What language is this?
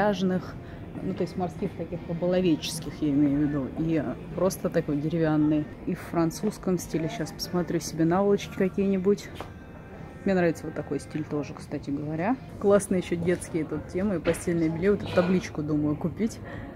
Russian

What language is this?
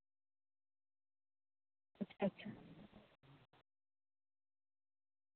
Santali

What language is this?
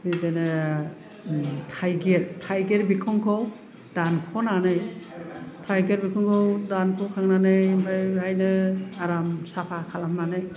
Bodo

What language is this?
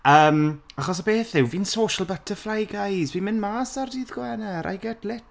Welsh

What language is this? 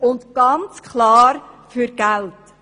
Swiss German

